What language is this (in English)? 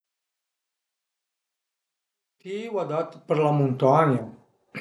Piedmontese